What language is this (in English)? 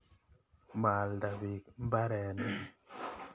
Kalenjin